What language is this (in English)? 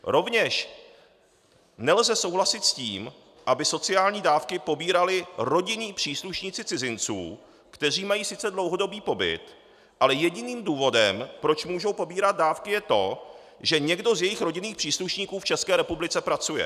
Czech